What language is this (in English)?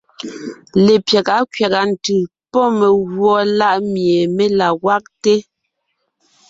Ngiemboon